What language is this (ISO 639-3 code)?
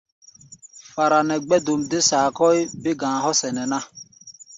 gba